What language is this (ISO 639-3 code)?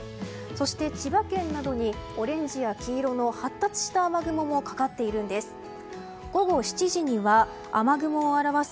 jpn